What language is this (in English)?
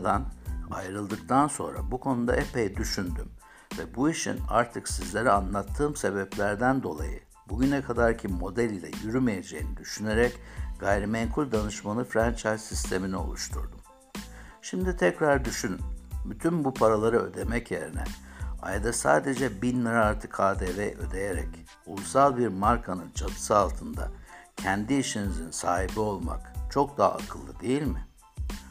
Turkish